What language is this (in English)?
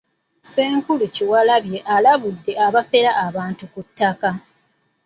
Ganda